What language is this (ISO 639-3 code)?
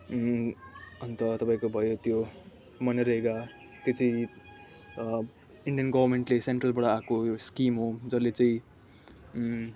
nep